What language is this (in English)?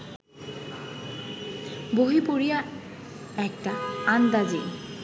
Bangla